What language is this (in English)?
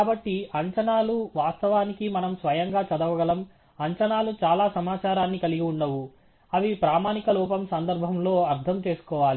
Telugu